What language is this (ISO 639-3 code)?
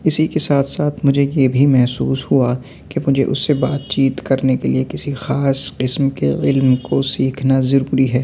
urd